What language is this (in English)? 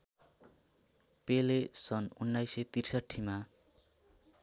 Nepali